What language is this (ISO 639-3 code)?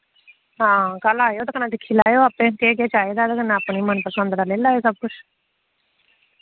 doi